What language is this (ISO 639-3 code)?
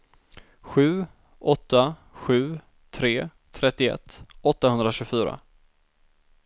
swe